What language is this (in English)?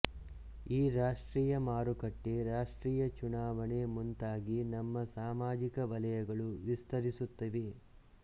Kannada